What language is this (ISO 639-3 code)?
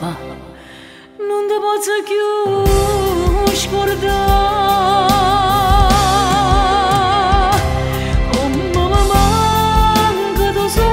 ron